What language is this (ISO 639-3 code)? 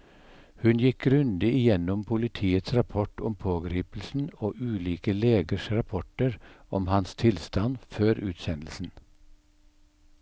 nor